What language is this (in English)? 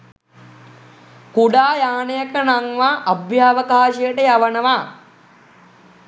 Sinhala